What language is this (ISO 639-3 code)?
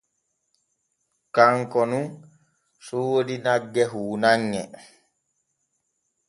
fue